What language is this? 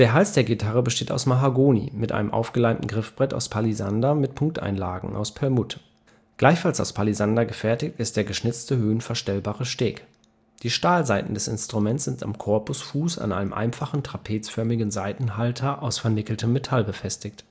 German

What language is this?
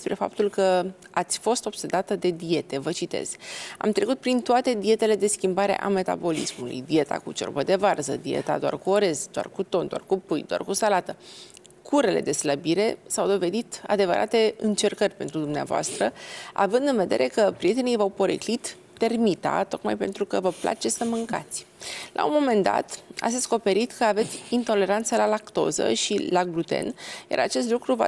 Romanian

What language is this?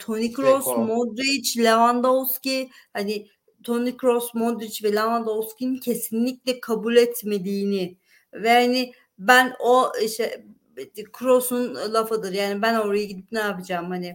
Turkish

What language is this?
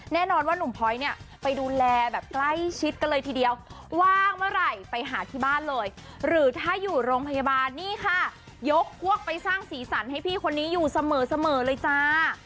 Thai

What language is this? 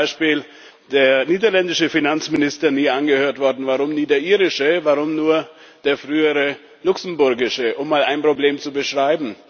German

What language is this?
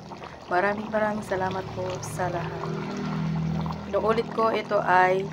Filipino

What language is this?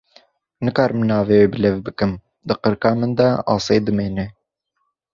Kurdish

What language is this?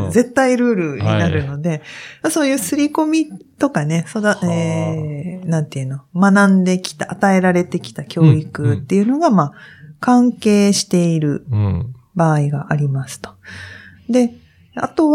Japanese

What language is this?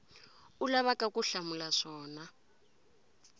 Tsonga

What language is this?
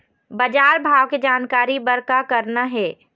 Chhattisgarhi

